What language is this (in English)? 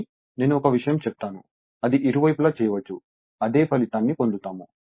Telugu